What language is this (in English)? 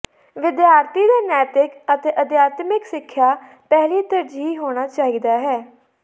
Punjabi